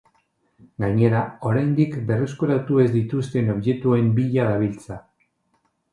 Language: Basque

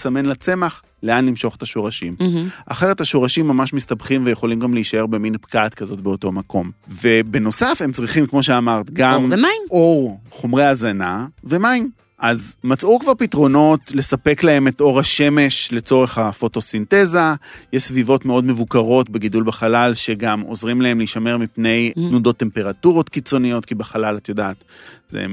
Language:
Hebrew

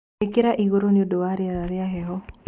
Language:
Kikuyu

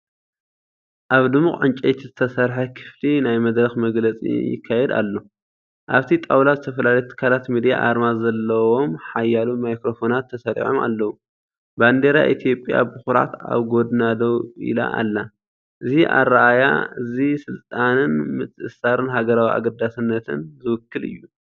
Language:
Tigrinya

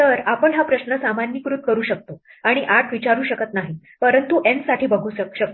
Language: Marathi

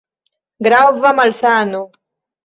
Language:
Esperanto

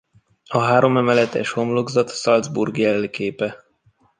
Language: Hungarian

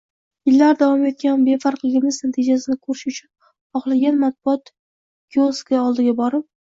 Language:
Uzbek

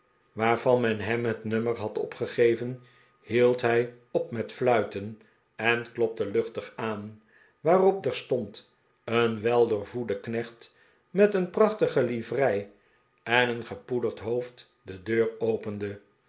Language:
Dutch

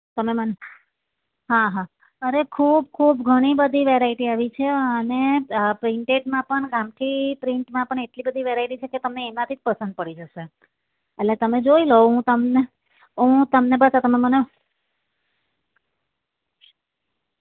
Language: Gujarati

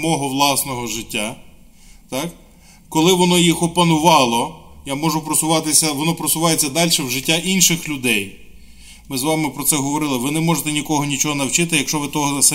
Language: Ukrainian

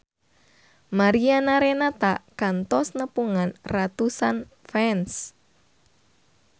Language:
Sundanese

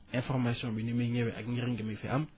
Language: Wolof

